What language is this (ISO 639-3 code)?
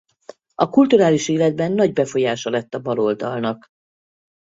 hun